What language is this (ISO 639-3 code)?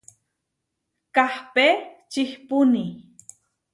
var